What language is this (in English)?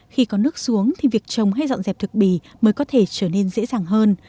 Vietnamese